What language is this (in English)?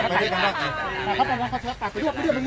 Thai